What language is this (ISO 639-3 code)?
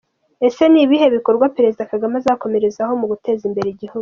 kin